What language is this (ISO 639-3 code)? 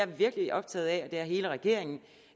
dan